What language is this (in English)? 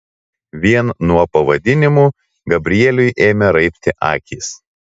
Lithuanian